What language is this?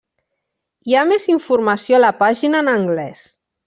Catalan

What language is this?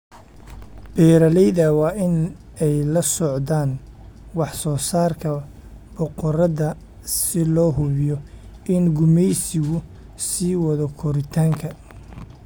Somali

